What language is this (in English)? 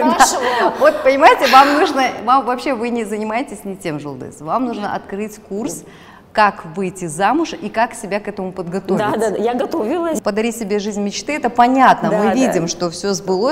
Russian